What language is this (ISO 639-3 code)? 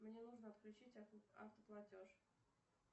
rus